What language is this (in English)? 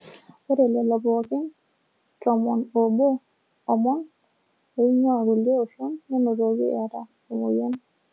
Masai